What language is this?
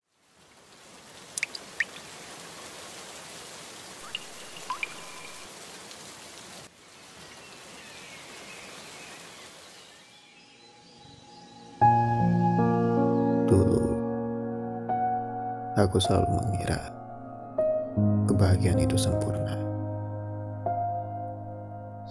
Indonesian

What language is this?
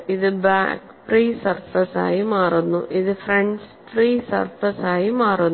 Malayalam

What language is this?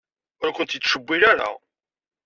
Kabyle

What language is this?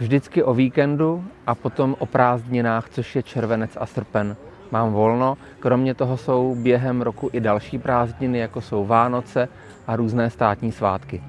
Czech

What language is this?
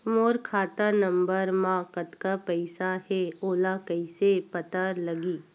Chhattisgarhi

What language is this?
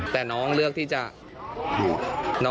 Thai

